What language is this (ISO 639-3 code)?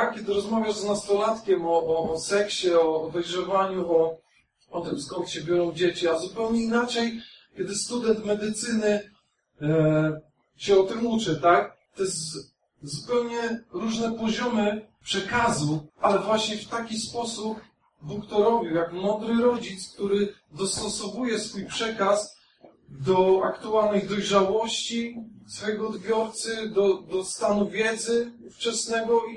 pol